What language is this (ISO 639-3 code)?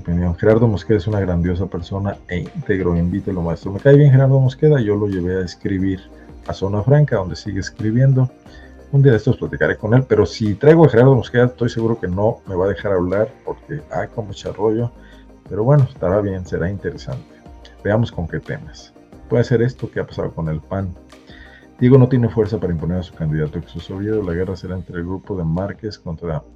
spa